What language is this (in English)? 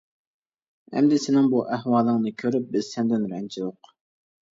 Uyghur